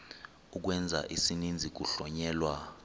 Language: Xhosa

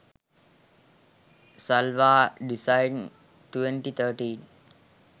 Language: Sinhala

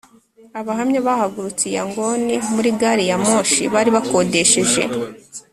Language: Kinyarwanda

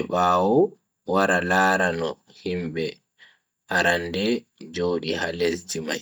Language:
Bagirmi Fulfulde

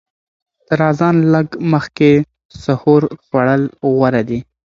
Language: Pashto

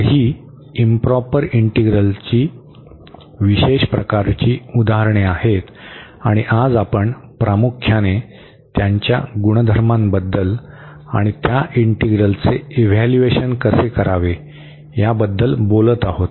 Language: Marathi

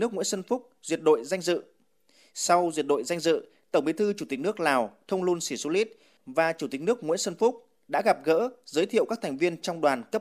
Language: Vietnamese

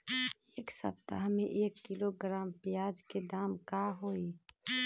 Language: Magahi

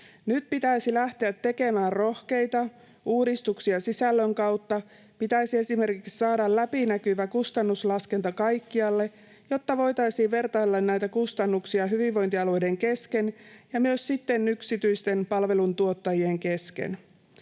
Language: Finnish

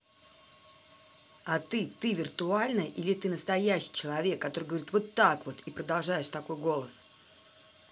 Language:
Russian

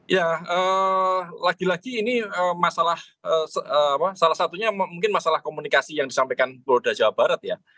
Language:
Indonesian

